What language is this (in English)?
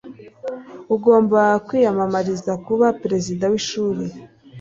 Kinyarwanda